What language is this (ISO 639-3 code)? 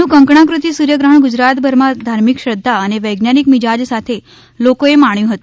guj